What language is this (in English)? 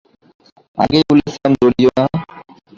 Bangla